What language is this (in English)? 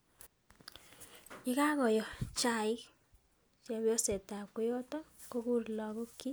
Kalenjin